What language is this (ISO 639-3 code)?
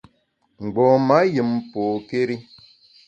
bax